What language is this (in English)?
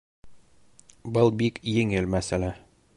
Bashkir